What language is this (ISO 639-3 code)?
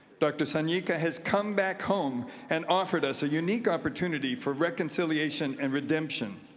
eng